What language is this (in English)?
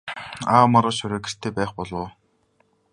Mongolian